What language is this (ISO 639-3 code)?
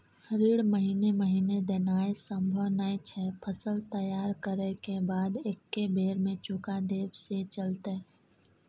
mai